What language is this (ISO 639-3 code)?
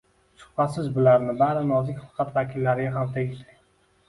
uzb